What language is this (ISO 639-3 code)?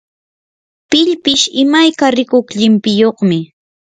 qur